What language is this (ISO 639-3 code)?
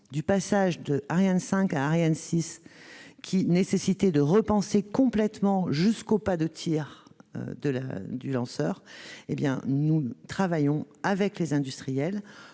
fra